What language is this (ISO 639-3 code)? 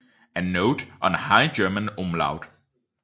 dan